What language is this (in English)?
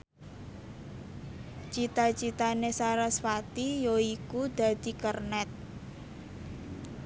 Javanese